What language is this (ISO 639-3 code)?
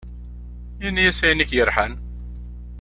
kab